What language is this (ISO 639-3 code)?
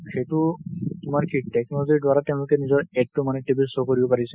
asm